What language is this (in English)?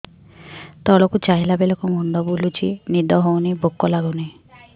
Odia